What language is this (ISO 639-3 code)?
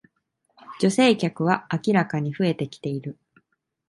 jpn